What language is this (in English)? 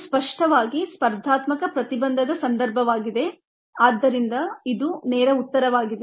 Kannada